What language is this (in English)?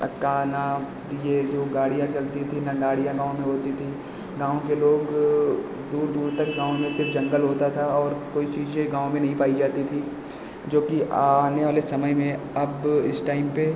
Hindi